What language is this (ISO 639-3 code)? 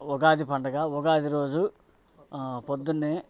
tel